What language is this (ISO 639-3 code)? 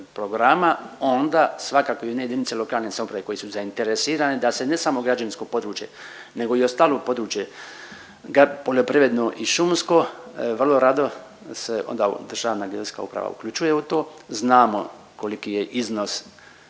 hrv